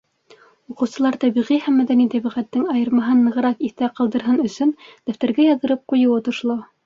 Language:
Bashkir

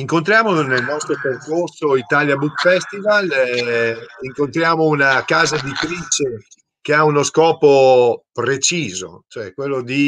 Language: Italian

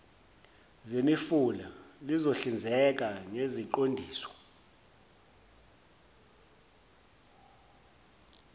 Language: Zulu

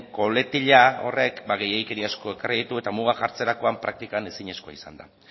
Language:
Basque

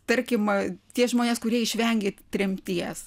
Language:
Lithuanian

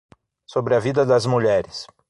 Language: Portuguese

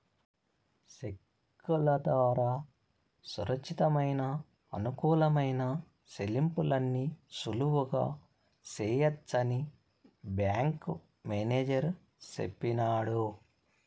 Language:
Telugu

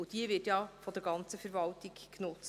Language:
Swiss German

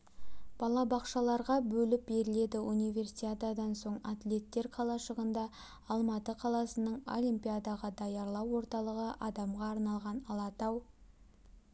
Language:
Kazakh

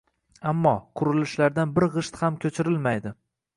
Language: Uzbek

